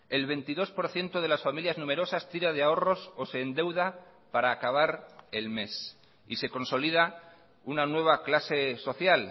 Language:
Spanish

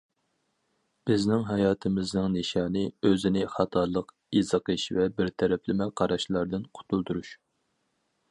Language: Uyghur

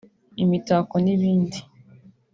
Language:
Kinyarwanda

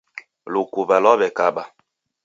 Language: Taita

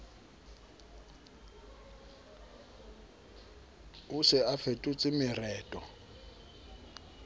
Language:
Southern Sotho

